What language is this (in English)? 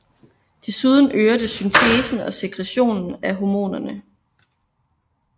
Danish